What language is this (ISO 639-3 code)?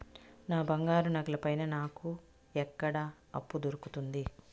tel